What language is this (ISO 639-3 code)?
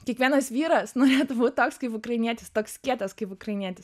lit